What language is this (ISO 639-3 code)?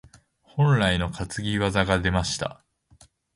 jpn